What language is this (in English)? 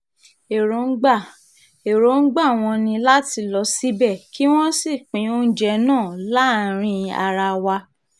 Yoruba